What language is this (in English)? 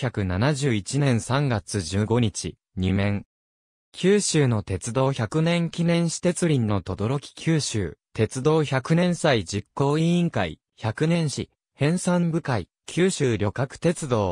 Japanese